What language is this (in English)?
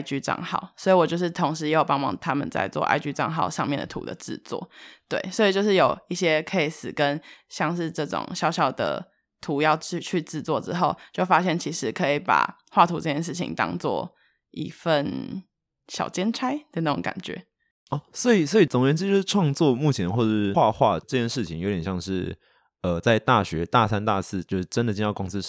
Chinese